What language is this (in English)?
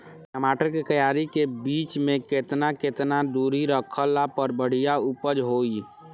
Bhojpuri